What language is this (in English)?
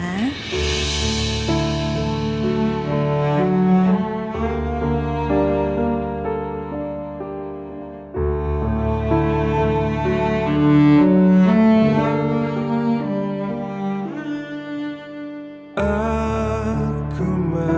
Indonesian